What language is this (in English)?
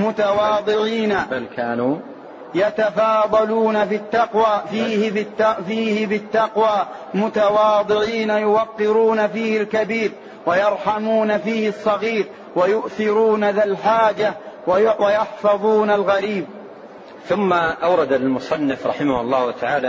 Arabic